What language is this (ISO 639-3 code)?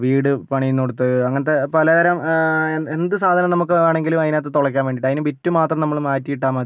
mal